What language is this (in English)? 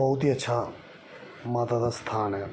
Dogri